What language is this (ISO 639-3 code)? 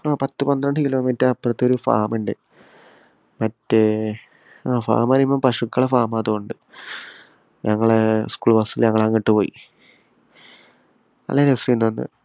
mal